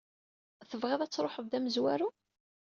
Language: Kabyle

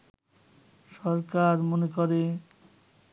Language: Bangla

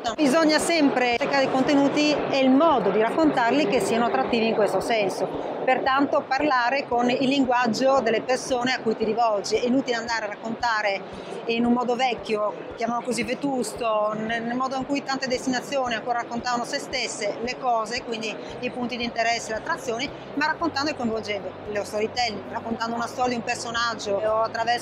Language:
Italian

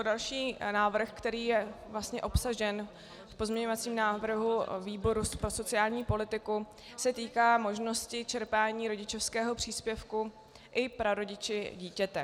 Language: Czech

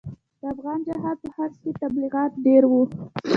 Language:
Pashto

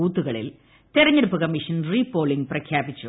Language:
Malayalam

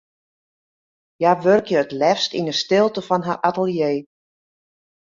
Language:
Western Frisian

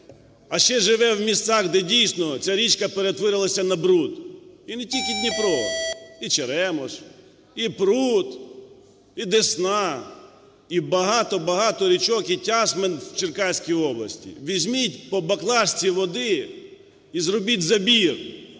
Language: Ukrainian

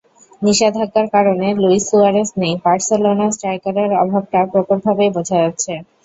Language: Bangla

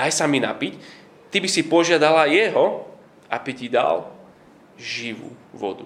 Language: Slovak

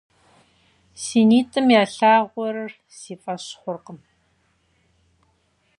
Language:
Kabardian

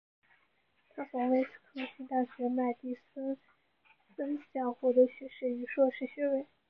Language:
Chinese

